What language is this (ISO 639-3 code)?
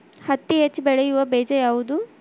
kan